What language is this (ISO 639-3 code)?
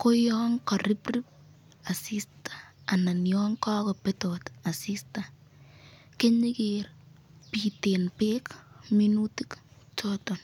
kln